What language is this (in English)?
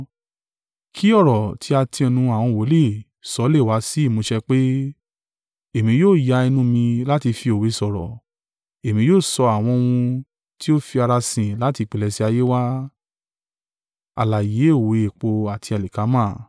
Yoruba